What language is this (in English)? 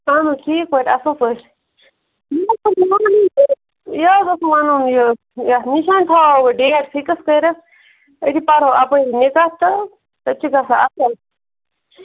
Kashmiri